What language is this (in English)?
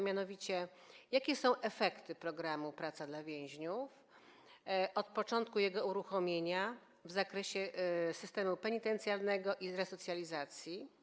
Polish